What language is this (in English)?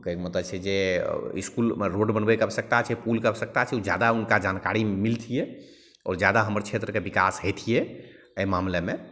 Maithili